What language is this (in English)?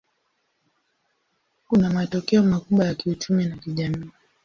Swahili